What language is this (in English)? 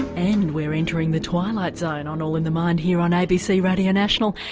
English